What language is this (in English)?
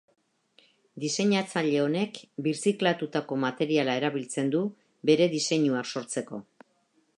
Basque